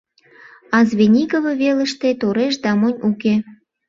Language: Mari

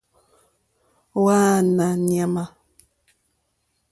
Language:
Mokpwe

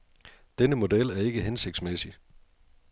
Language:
Danish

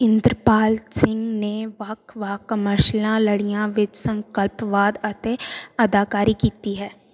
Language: Punjabi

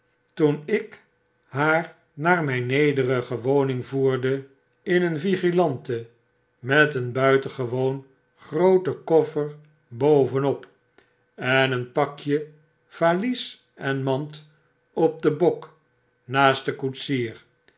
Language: Dutch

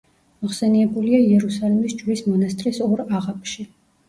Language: Georgian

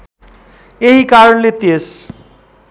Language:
Nepali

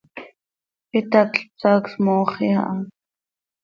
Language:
Seri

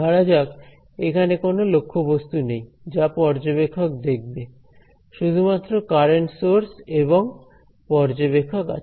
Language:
Bangla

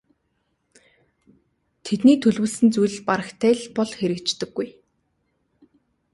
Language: Mongolian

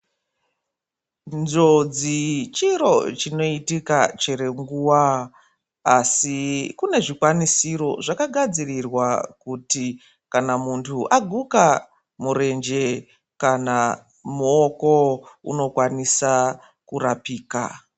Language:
Ndau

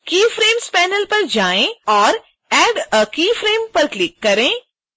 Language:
Hindi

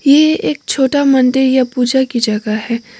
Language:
Hindi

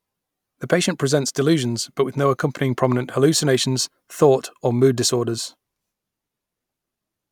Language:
English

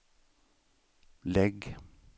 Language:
Swedish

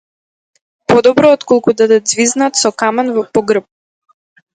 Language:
Macedonian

